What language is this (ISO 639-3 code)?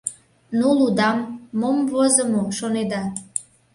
chm